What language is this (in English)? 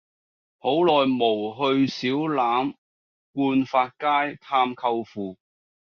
Cantonese